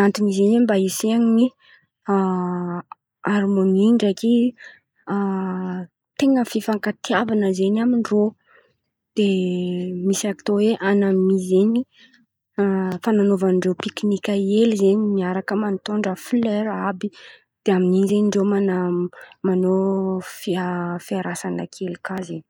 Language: Antankarana Malagasy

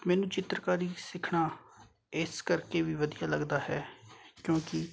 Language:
Punjabi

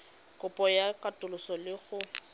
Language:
Tswana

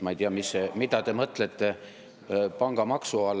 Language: Estonian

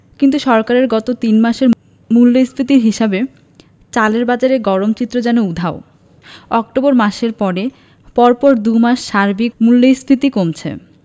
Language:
Bangla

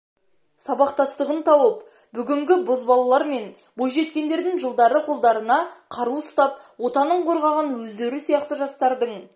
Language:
Kazakh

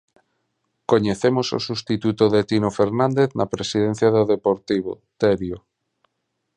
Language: Galician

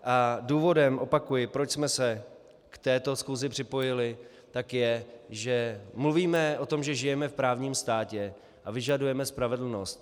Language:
Czech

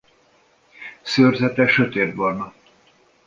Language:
Hungarian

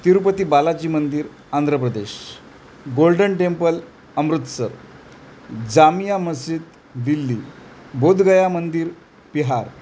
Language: Marathi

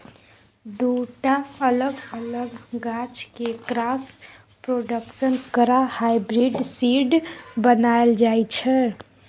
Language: Maithili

